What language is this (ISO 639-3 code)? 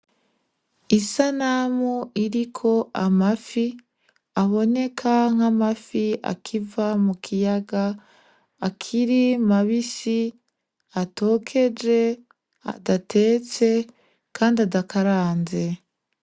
run